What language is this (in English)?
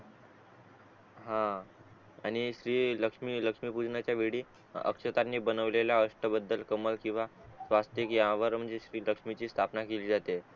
Marathi